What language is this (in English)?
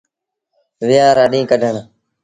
Sindhi Bhil